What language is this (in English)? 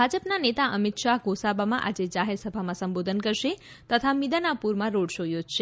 Gujarati